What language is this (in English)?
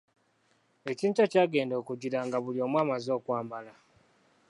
Ganda